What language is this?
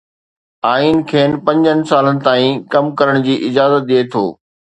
Sindhi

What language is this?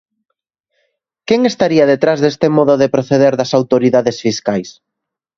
Galician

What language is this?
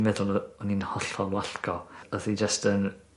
Welsh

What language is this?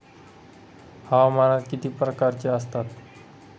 Marathi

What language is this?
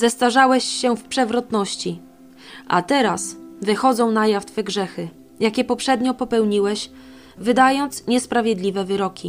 Polish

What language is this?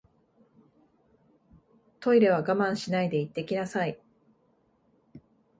Japanese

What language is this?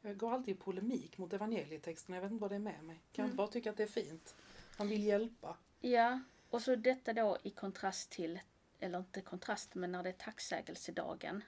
Swedish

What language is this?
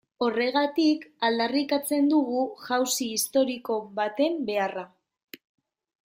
Basque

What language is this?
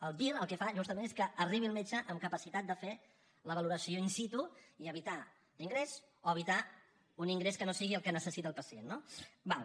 Catalan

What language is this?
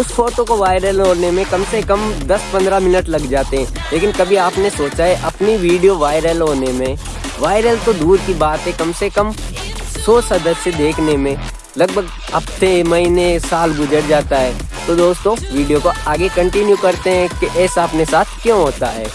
Hindi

